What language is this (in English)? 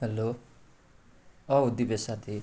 Nepali